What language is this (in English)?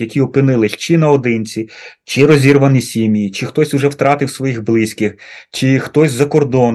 Ukrainian